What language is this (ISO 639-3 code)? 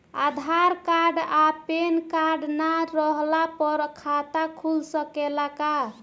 bho